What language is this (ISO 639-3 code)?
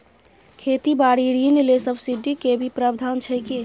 mai